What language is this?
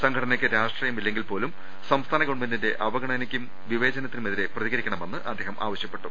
Malayalam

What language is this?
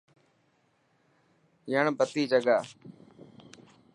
Dhatki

